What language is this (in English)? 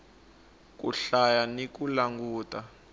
Tsonga